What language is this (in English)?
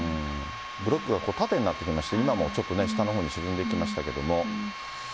Japanese